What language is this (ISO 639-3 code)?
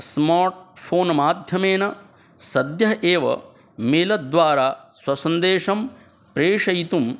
san